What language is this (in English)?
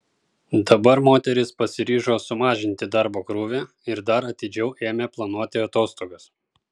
Lithuanian